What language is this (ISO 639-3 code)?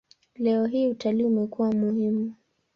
swa